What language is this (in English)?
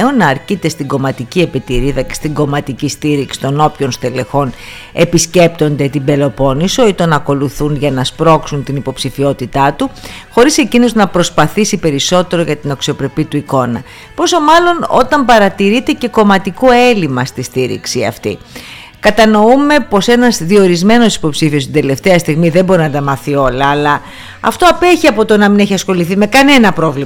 Greek